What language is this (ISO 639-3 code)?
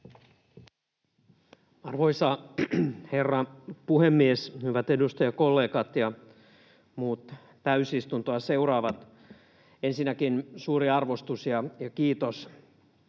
fin